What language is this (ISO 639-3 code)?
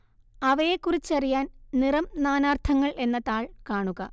mal